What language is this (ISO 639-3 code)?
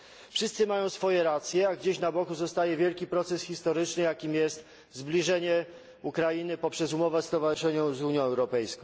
pol